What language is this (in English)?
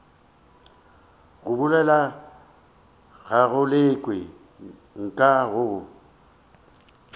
Northern Sotho